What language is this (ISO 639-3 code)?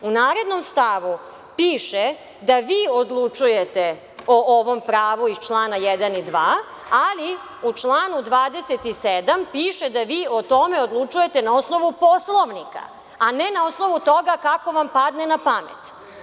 srp